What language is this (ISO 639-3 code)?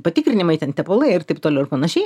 lit